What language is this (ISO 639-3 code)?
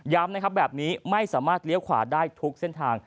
tha